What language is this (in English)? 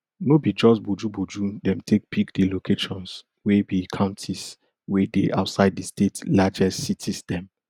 Nigerian Pidgin